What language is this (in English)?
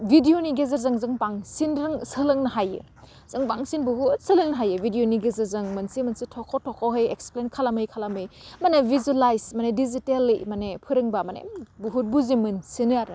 Bodo